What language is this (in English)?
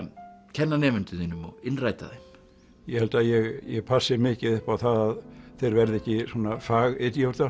Icelandic